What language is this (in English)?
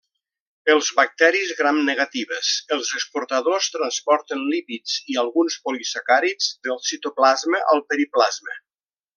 Catalan